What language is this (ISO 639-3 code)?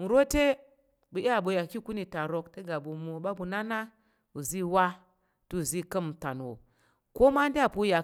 yer